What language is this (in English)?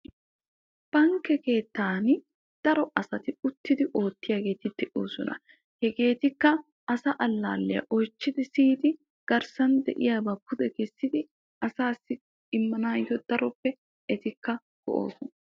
Wolaytta